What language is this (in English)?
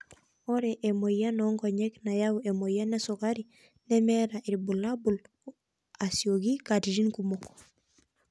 Masai